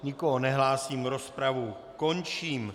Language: Czech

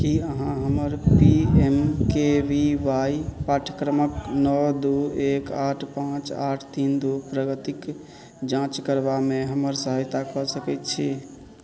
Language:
Maithili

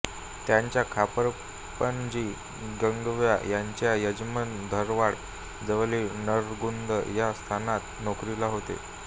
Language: Marathi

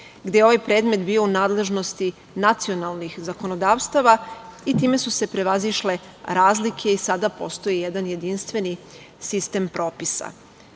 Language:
Serbian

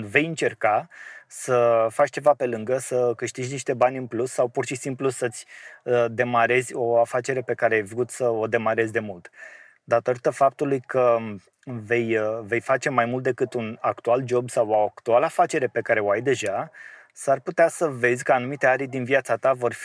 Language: Romanian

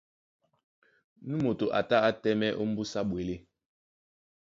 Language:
Duala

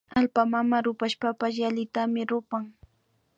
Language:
Imbabura Highland Quichua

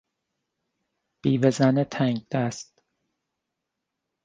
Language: Persian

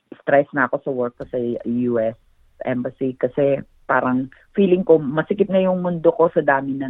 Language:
Filipino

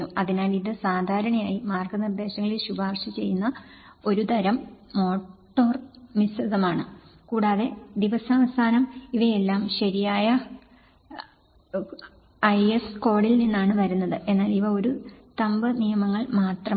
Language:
Malayalam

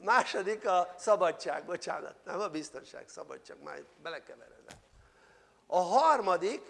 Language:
Hungarian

